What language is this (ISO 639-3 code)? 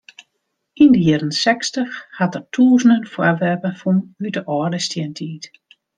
fry